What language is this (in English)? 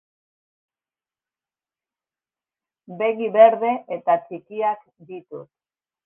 Basque